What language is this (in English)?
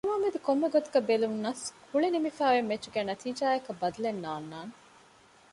Divehi